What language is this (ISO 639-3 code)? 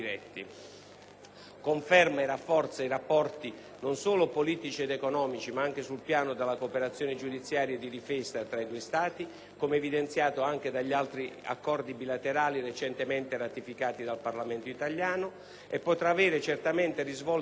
ita